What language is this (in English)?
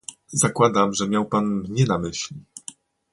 Polish